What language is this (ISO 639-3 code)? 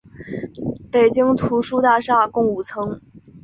zho